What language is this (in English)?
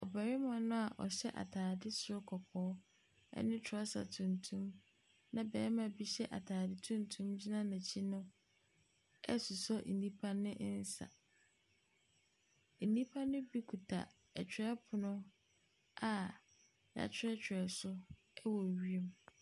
Akan